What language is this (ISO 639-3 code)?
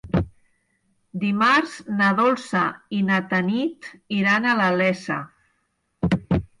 cat